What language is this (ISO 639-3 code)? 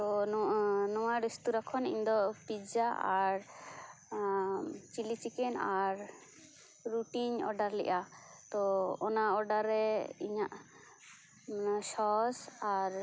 sat